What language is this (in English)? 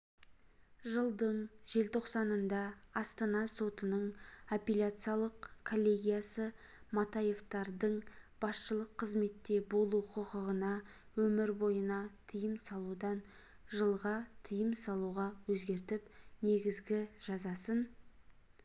Kazakh